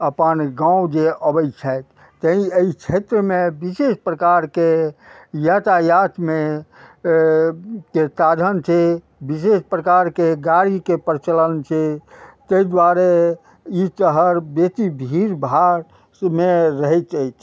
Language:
Maithili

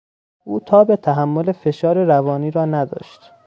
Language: Persian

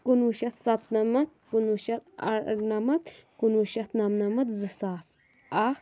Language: Kashmiri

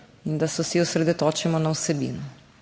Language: Slovenian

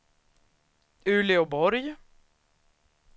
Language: Swedish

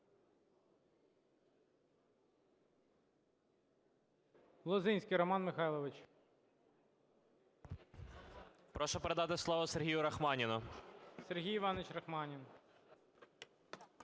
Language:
Ukrainian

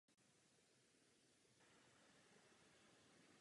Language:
Czech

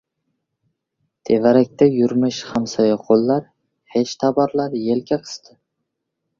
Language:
Uzbek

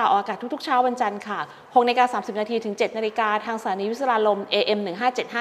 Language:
Thai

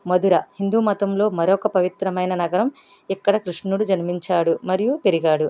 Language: Telugu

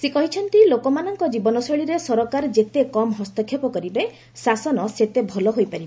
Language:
Odia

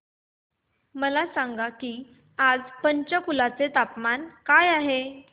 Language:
Marathi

